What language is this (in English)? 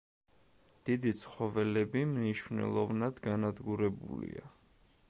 Georgian